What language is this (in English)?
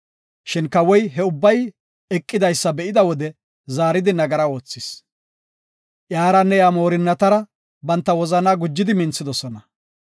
Gofa